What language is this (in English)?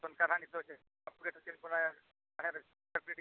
Santali